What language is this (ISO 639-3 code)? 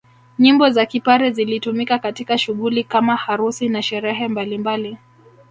swa